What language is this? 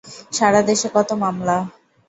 Bangla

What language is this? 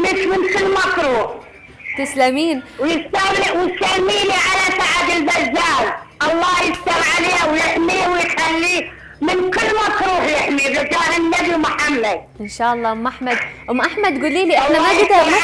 Arabic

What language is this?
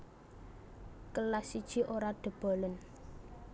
Javanese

